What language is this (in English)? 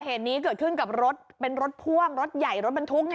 Thai